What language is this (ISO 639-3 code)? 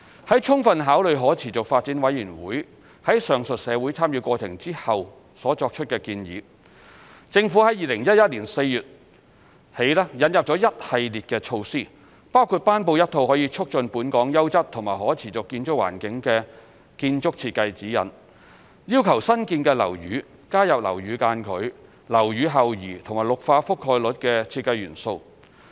yue